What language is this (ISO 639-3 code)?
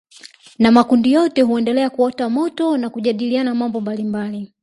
swa